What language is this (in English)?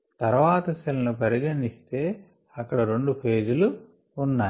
Telugu